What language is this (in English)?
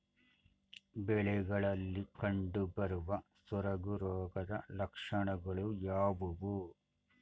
Kannada